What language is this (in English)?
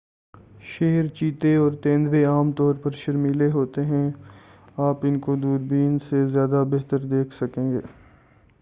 Urdu